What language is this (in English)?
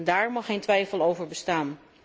Dutch